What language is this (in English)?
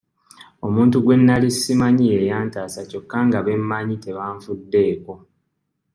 Ganda